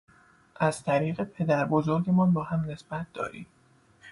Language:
Persian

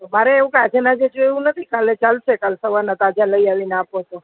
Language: Gujarati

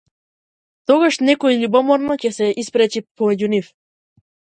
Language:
Macedonian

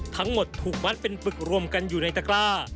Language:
Thai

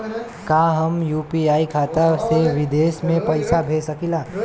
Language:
Bhojpuri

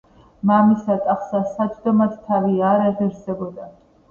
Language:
Georgian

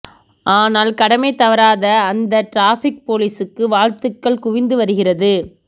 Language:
Tamil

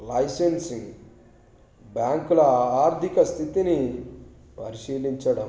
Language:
Telugu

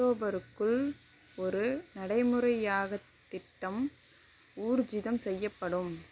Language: Tamil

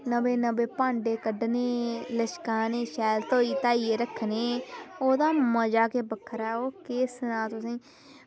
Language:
Dogri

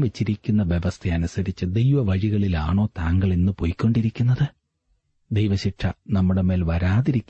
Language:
Malayalam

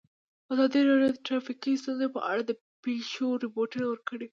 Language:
Pashto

